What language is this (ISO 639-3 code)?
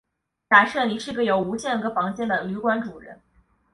zho